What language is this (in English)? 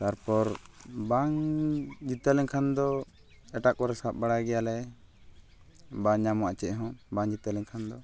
Santali